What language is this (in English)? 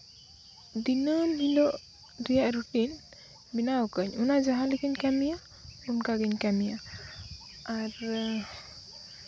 Santali